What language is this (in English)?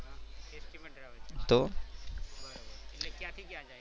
Gujarati